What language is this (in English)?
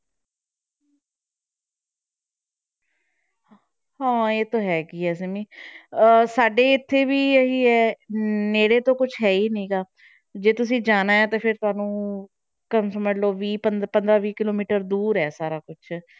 Punjabi